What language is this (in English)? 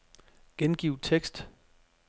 Danish